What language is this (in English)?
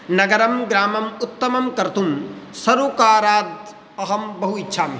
Sanskrit